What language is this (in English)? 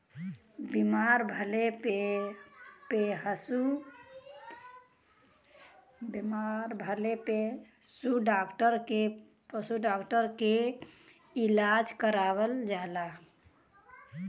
Bhojpuri